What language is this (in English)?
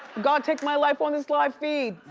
English